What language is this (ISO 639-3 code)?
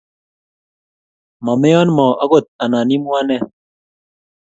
kln